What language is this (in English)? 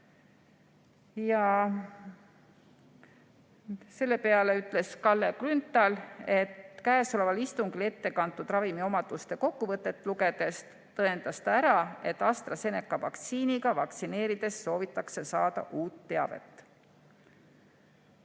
Estonian